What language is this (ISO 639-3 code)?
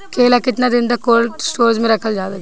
bho